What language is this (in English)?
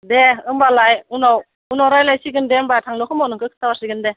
Bodo